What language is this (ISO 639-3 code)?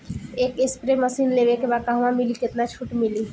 bho